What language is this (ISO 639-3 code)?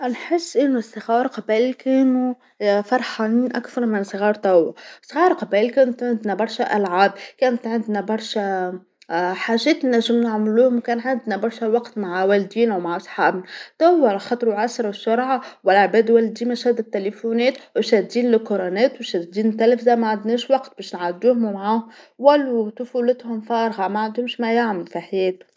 aeb